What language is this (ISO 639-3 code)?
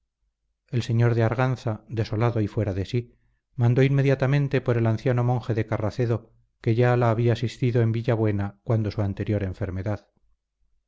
spa